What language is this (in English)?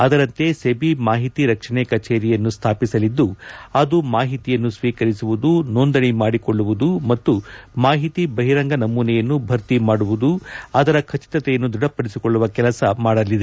Kannada